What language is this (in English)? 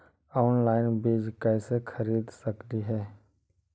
Magahi